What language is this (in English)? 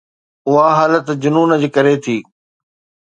Sindhi